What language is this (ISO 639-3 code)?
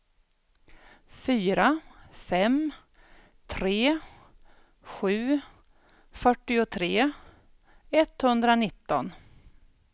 swe